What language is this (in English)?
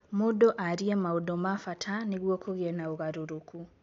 Kikuyu